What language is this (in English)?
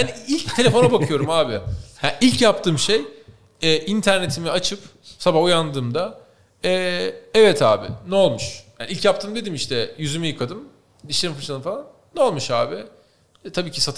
Turkish